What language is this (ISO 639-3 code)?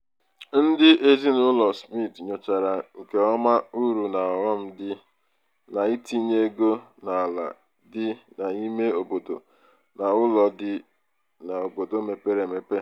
ibo